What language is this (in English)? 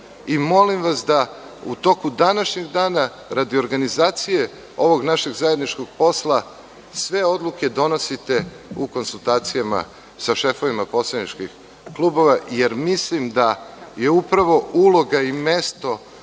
Serbian